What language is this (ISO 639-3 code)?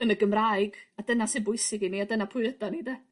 cym